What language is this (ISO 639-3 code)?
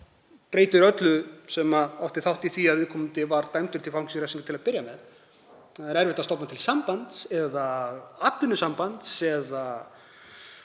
isl